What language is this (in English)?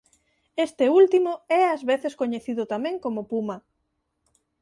Galician